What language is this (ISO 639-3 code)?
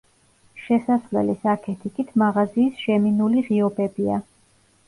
kat